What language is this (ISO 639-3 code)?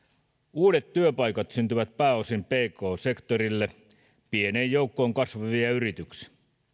fin